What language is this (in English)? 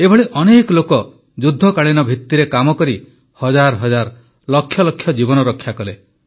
Odia